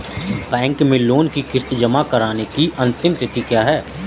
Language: Hindi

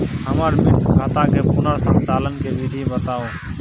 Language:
Maithili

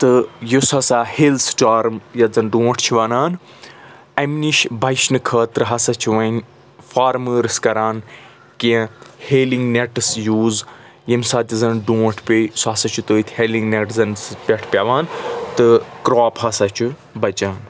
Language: Kashmiri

